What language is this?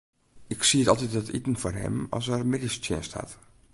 Western Frisian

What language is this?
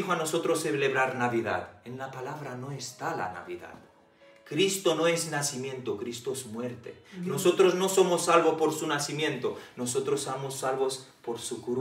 Spanish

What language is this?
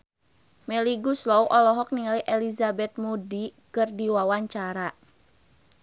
Sundanese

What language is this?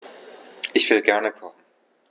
German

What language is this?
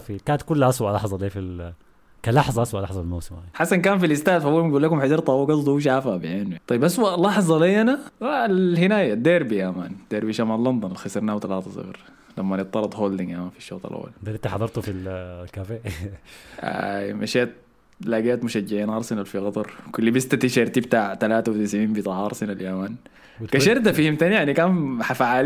Arabic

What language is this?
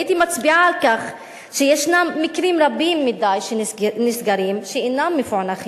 Hebrew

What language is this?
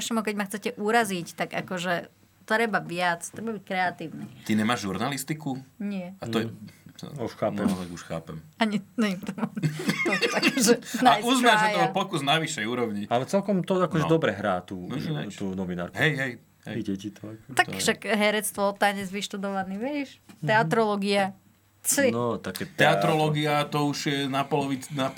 Slovak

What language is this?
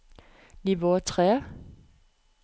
Norwegian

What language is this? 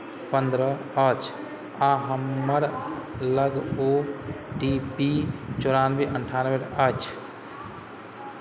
Maithili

